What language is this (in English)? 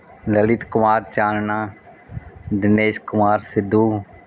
Punjabi